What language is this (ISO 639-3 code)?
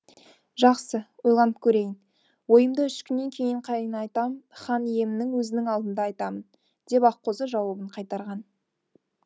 kaz